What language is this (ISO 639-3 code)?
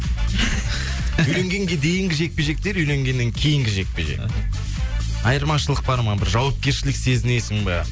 kaz